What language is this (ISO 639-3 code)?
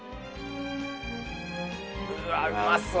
jpn